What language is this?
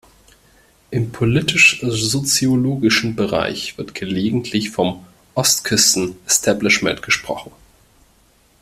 German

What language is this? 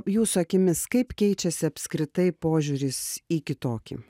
Lithuanian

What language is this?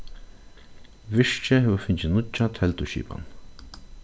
Faroese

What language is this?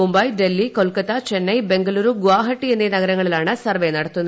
Malayalam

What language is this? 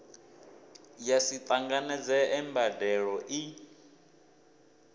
Venda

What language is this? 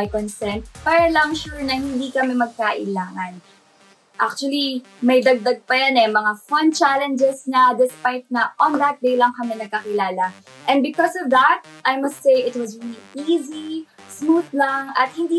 Filipino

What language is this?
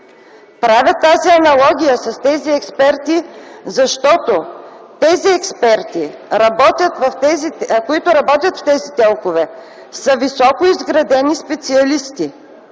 Bulgarian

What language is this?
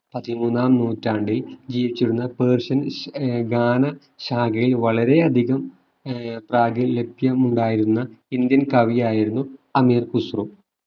Malayalam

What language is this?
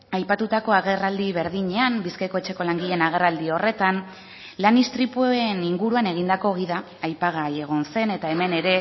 Basque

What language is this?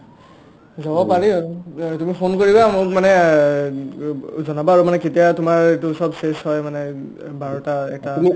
Assamese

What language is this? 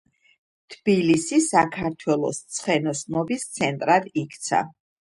Georgian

